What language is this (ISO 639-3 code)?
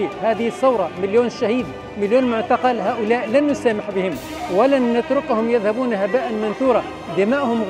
ara